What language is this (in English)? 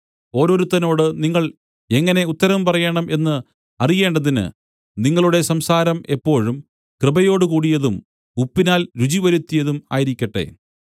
Malayalam